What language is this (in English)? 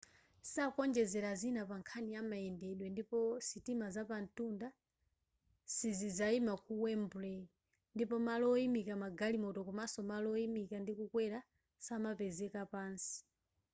Nyanja